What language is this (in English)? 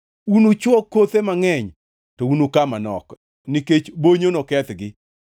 Luo (Kenya and Tanzania)